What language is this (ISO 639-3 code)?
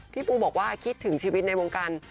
tha